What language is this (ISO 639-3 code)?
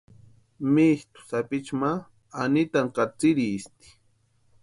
pua